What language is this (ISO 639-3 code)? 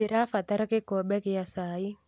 kik